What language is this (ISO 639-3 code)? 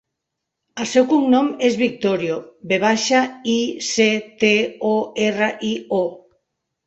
cat